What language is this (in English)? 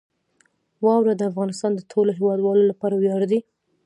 Pashto